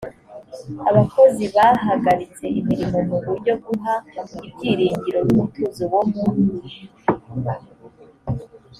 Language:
Kinyarwanda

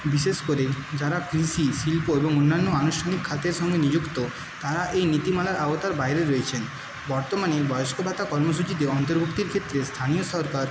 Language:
Bangla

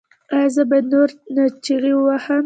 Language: Pashto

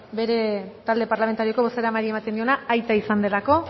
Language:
Basque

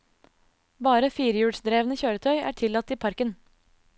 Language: Norwegian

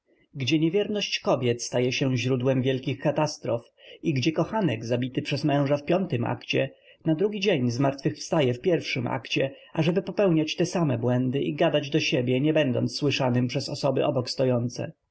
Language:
Polish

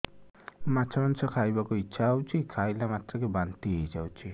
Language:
Odia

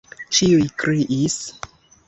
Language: Esperanto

